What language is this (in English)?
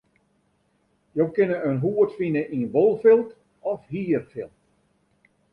Western Frisian